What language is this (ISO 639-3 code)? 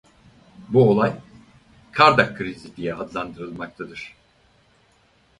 tur